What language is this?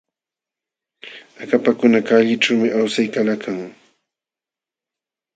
Jauja Wanca Quechua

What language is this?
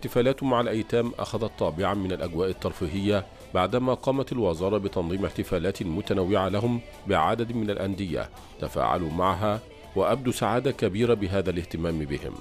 Arabic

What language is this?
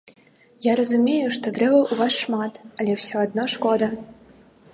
Belarusian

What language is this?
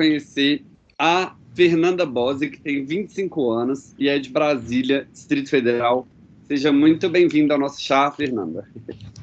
Portuguese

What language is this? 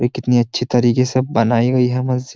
Hindi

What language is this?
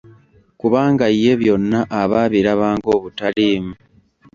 Ganda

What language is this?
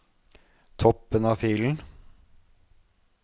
Norwegian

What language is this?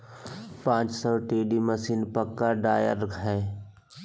Magahi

